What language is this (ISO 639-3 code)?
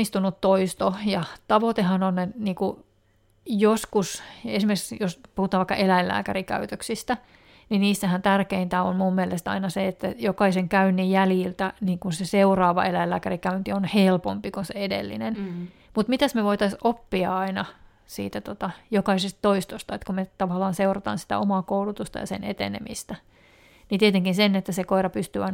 fin